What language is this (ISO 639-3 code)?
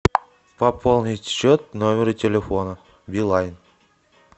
rus